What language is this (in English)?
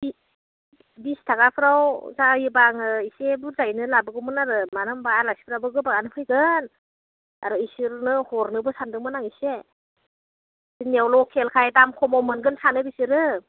Bodo